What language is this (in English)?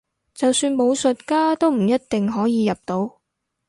Cantonese